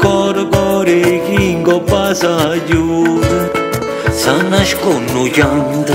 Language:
Romanian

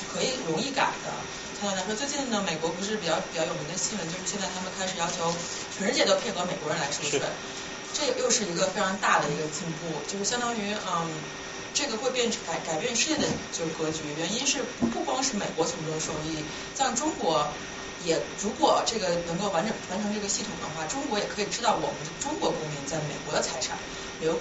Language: Chinese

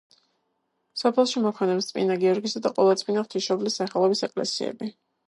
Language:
Georgian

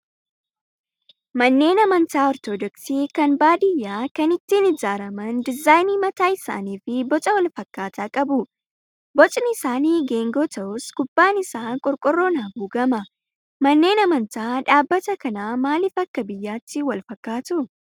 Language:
Oromo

